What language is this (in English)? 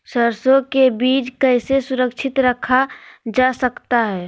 Magahi